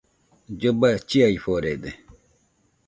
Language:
Nüpode Huitoto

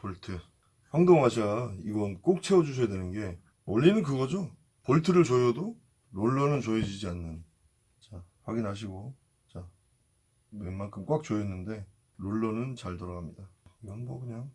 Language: Korean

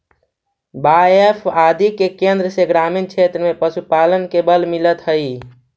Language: Magahi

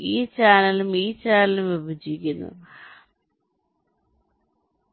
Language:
Malayalam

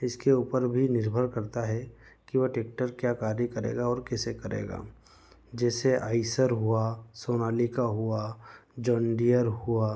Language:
Hindi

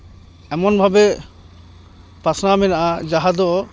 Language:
Santali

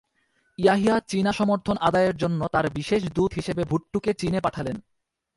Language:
Bangla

